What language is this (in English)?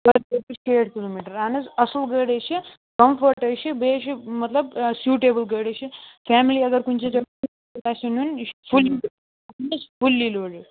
Kashmiri